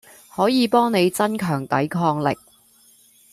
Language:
Cantonese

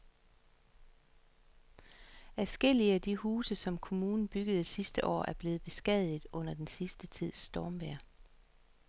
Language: Danish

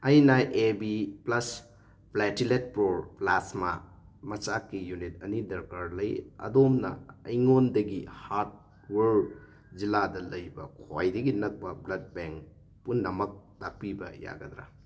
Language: Manipuri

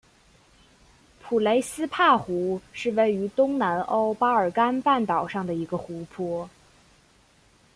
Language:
Chinese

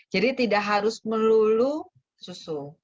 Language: Indonesian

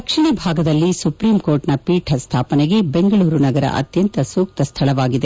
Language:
Kannada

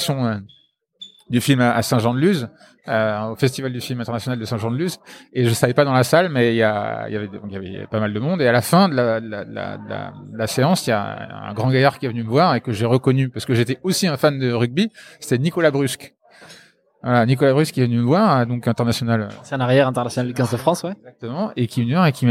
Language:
French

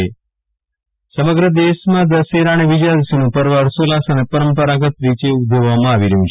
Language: Gujarati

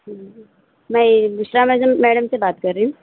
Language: Urdu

